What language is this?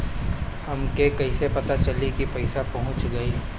Bhojpuri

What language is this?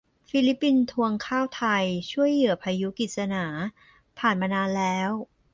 Thai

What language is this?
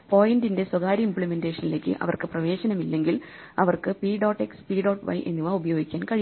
Malayalam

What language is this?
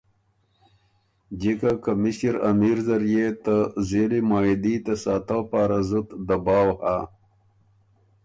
Ormuri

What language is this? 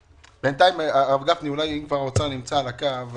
Hebrew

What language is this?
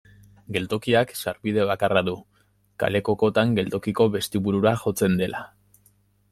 Basque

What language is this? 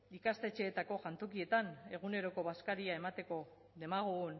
Basque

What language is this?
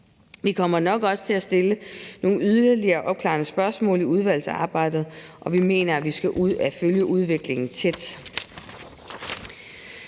Danish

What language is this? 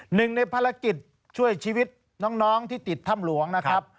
Thai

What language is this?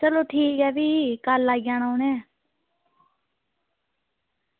Dogri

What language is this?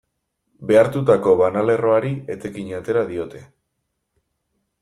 Basque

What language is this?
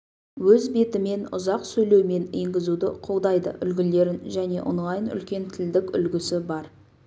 Kazakh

